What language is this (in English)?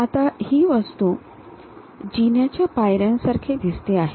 Marathi